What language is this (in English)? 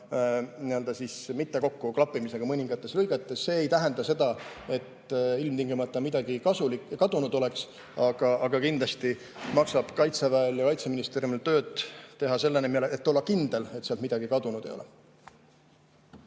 Estonian